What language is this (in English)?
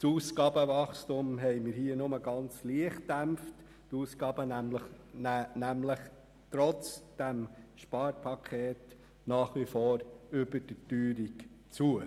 Swiss German